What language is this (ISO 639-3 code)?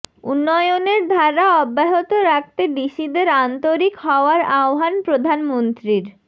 ben